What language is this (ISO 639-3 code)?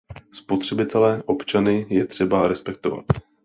ces